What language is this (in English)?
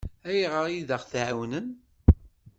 Kabyle